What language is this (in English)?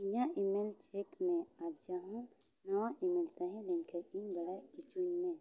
Santali